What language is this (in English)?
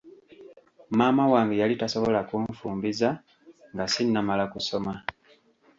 Ganda